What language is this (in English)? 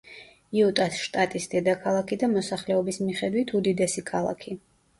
Georgian